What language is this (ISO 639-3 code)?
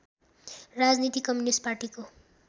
nep